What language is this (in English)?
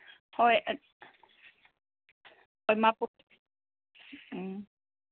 Manipuri